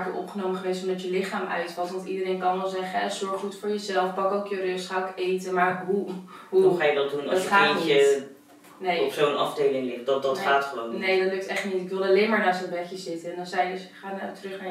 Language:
Dutch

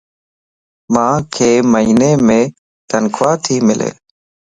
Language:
Lasi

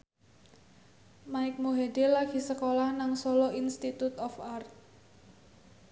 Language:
Javanese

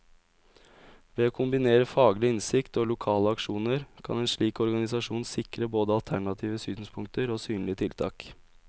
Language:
Norwegian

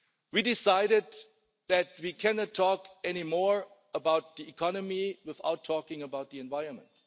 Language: English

